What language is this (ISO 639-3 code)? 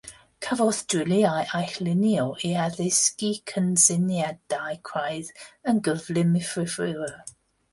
cym